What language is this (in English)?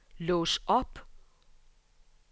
Danish